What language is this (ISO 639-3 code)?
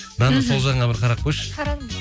kaz